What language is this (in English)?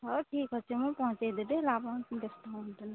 Odia